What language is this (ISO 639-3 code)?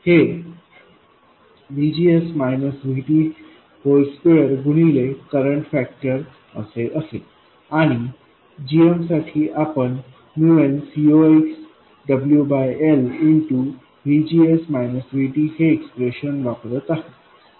mar